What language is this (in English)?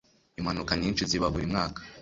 Kinyarwanda